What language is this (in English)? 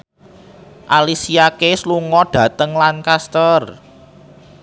Javanese